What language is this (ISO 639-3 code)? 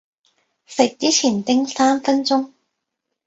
yue